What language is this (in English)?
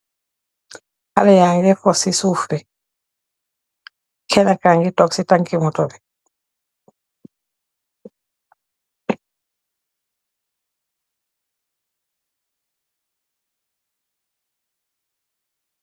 Wolof